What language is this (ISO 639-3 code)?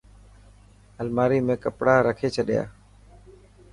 mki